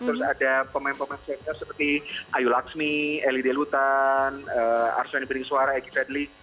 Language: Indonesian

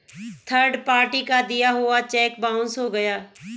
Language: Hindi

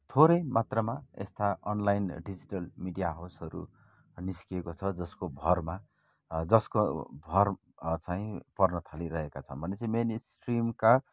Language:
Nepali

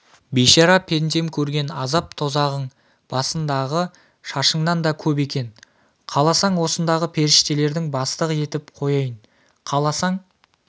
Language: Kazakh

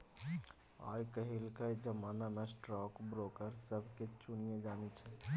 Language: Maithili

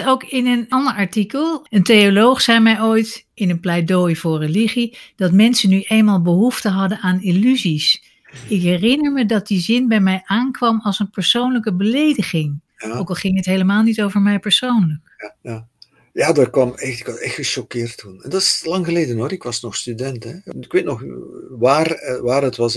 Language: Dutch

